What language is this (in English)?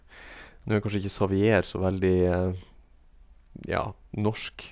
Norwegian